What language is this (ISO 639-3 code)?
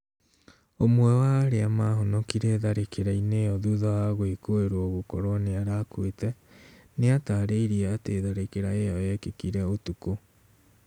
kik